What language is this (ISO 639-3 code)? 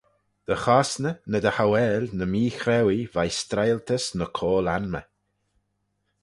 glv